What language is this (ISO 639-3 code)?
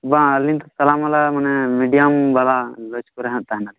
sat